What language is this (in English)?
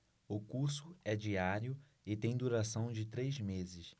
Portuguese